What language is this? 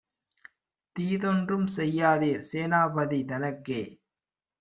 Tamil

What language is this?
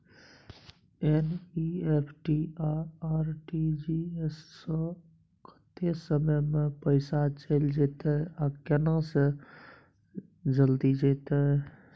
Maithili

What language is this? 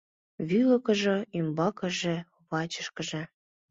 Mari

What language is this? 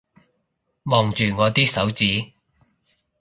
Cantonese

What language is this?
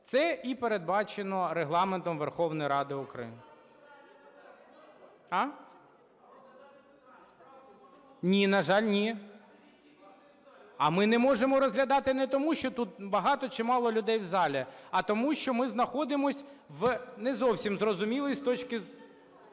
Ukrainian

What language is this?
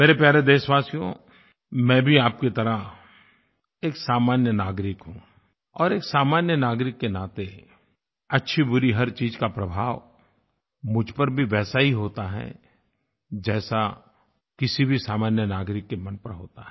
Hindi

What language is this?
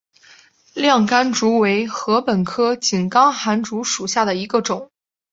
Chinese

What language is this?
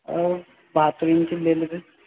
Bangla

